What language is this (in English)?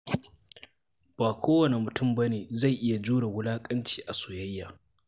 Hausa